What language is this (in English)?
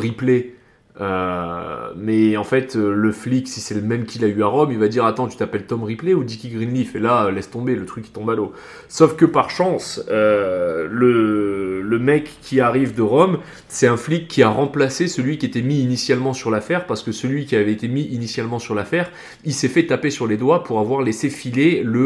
French